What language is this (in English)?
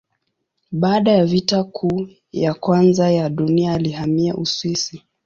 Swahili